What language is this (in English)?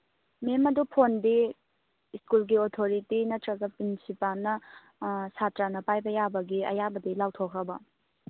Manipuri